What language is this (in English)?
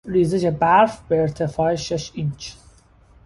Persian